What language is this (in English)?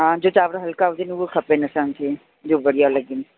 Sindhi